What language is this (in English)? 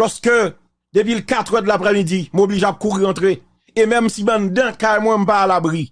French